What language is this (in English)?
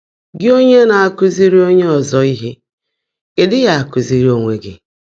Igbo